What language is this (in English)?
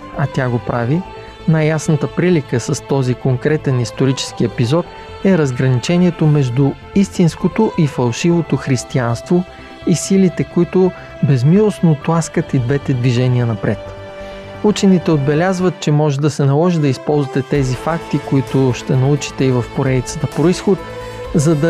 Bulgarian